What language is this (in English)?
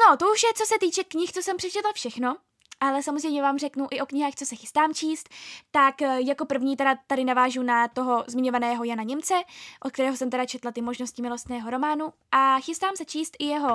Czech